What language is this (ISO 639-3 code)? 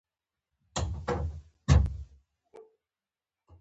pus